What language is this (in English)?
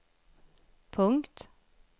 Swedish